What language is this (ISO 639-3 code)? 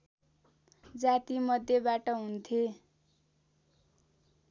nep